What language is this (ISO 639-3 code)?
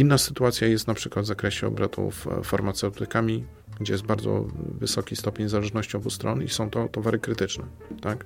pol